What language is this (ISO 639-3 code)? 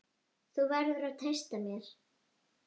isl